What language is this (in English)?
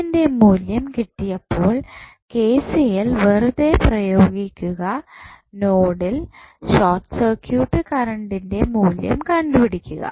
Malayalam